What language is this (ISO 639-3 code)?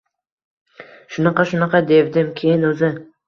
uzb